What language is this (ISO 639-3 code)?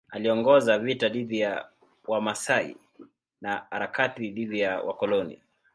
swa